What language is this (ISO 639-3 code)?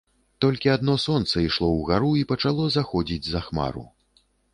bel